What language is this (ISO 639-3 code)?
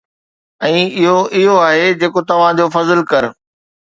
snd